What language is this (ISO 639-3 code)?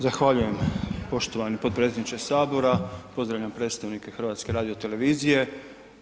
hrv